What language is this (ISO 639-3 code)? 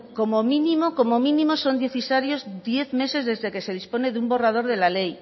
spa